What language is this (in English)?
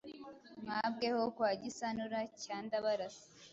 Kinyarwanda